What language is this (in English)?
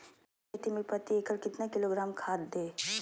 Magahi